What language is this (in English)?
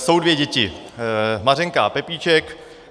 Czech